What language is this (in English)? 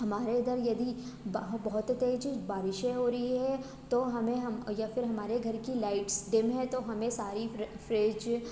Hindi